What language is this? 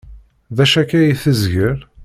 Kabyle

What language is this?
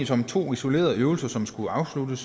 Danish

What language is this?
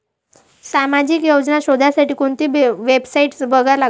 Marathi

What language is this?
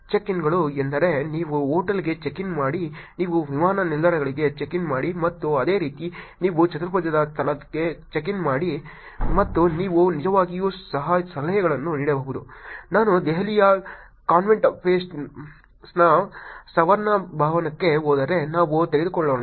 Kannada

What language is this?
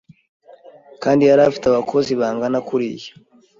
Kinyarwanda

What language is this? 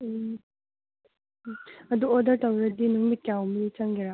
Manipuri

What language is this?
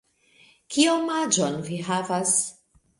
Esperanto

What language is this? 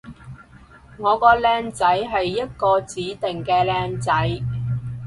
Cantonese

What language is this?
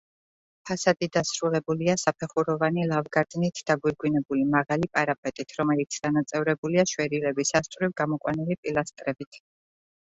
Georgian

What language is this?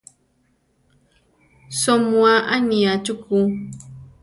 Central Tarahumara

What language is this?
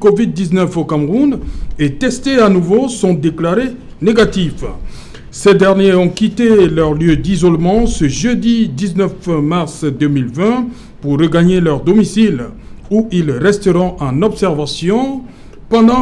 French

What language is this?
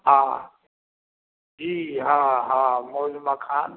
Maithili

